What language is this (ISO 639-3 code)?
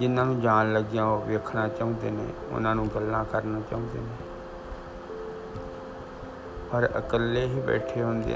hin